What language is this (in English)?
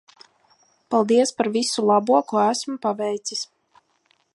Latvian